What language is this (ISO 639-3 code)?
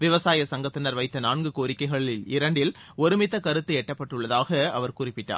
tam